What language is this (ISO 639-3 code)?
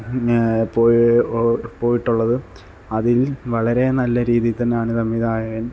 mal